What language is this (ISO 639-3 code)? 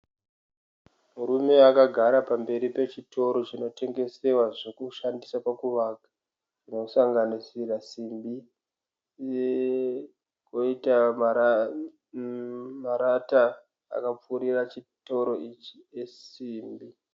sna